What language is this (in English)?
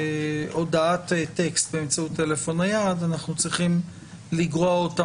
Hebrew